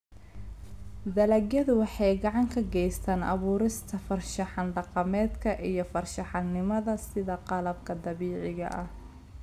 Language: Somali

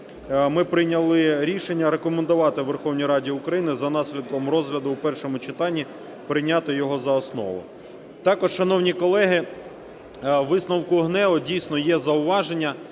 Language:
Ukrainian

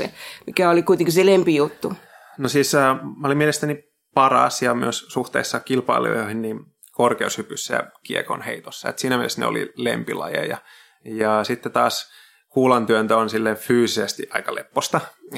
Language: Finnish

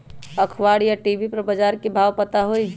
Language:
Magahi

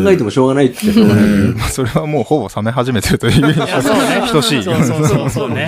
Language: Japanese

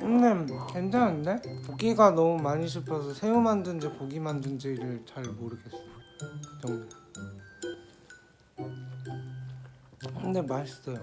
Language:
Korean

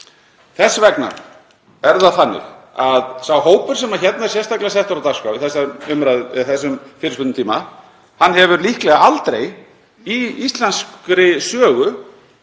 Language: Icelandic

